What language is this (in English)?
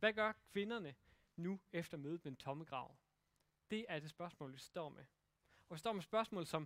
Danish